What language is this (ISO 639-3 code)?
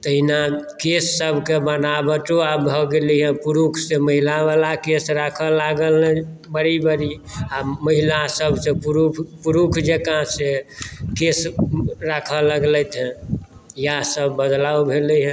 mai